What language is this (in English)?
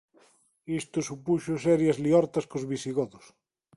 Galician